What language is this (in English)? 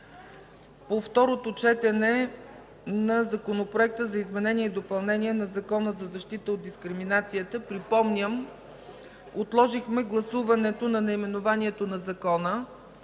Bulgarian